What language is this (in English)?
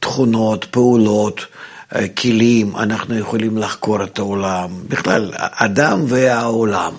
Hebrew